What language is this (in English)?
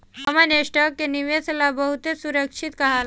Bhojpuri